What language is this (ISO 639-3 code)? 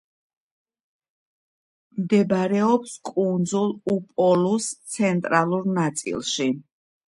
kat